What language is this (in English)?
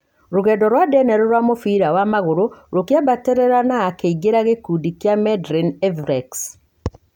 Kikuyu